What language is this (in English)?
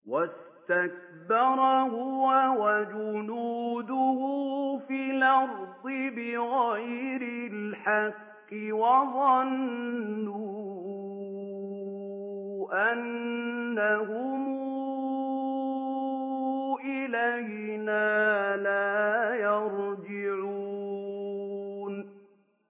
Arabic